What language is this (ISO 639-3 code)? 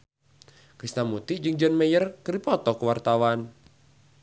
sun